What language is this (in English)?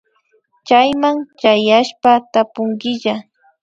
Imbabura Highland Quichua